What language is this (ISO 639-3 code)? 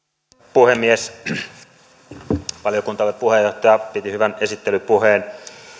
fin